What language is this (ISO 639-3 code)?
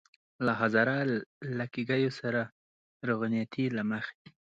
pus